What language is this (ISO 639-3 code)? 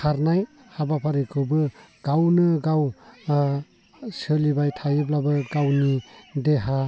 brx